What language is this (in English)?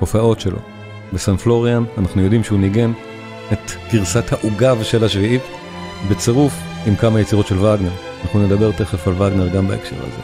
Hebrew